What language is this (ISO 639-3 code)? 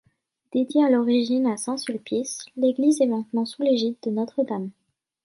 fra